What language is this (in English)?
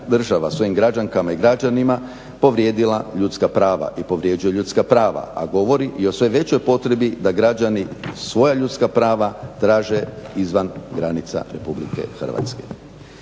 Croatian